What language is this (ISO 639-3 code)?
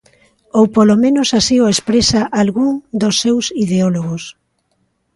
glg